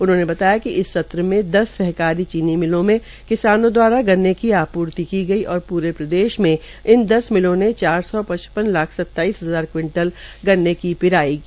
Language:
Hindi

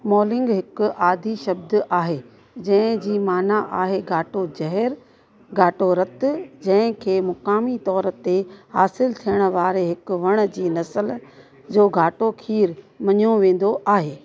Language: Sindhi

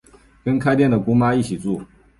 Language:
Chinese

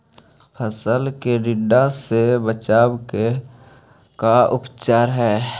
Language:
Magahi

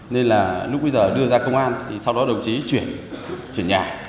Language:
Vietnamese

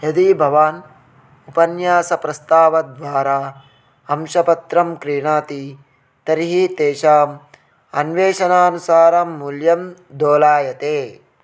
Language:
Sanskrit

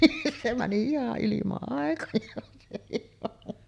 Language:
Finnish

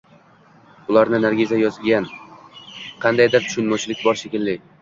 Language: Uzbek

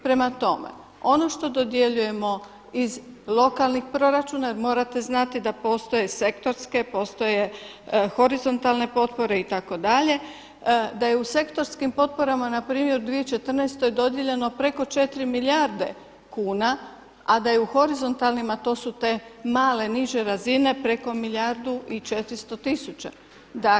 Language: Croatian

